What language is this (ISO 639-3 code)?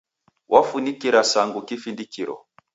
dav